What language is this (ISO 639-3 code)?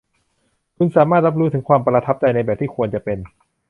tha